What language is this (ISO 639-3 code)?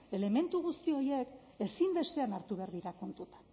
eus